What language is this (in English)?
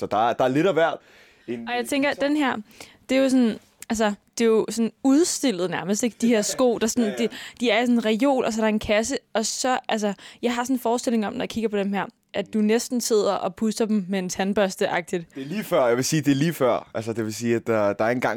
Danish